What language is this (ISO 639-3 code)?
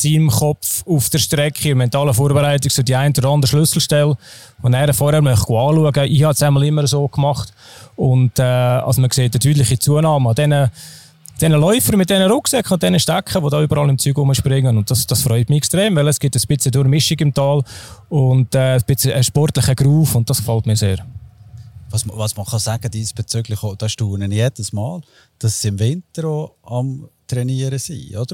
deu